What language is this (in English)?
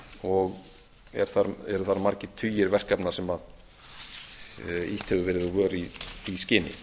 Icelandic